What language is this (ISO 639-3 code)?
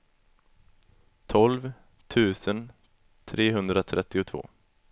swe